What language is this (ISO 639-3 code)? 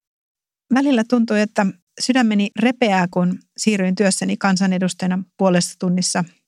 fin